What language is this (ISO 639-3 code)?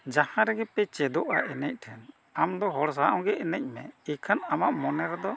sat